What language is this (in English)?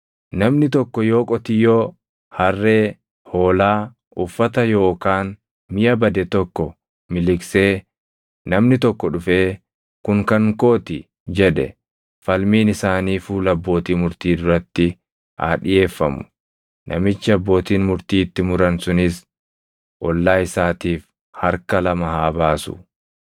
Oromo